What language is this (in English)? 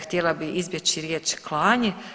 Croatian